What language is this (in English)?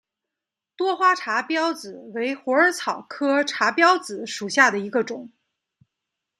Chinese